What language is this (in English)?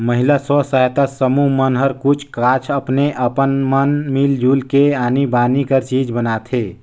Chhattisgarhi